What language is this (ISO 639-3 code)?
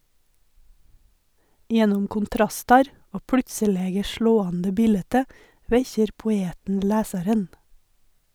nor